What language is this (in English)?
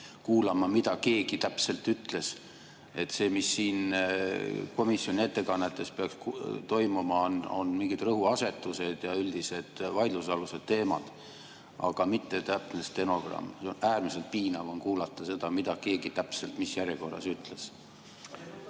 Estonian